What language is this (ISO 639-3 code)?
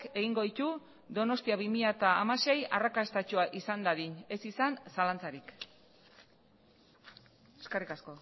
eus